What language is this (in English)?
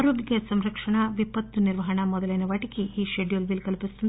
Telugu